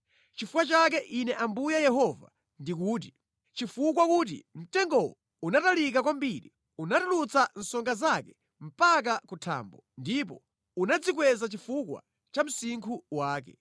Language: Nyanja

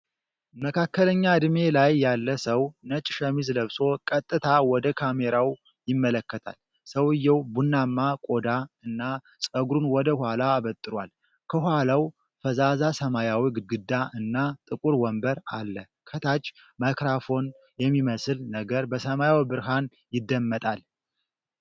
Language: Amharic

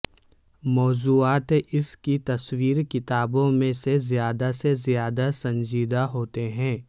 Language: Urdu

